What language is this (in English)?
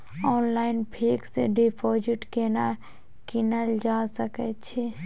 Maithili